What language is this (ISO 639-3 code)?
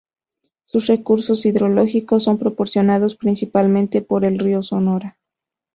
spa